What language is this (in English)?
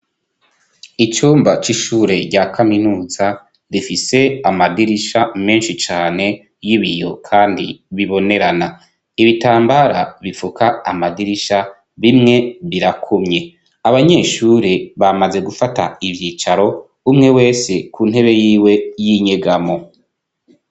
Rundi